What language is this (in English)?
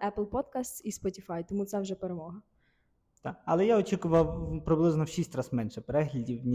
Ukrainian